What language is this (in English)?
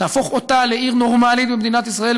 Hebrew